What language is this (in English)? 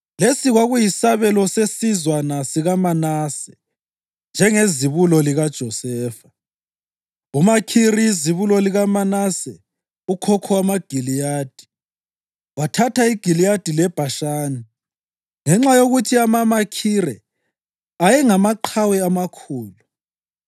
North Ndebele